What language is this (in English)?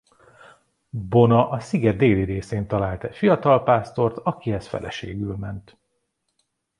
Hungarian